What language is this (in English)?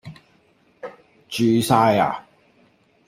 Cantonese